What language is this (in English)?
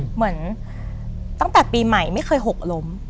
Thai